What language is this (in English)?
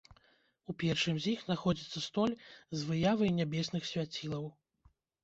Belarusian